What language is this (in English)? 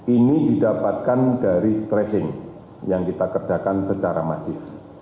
Indonesian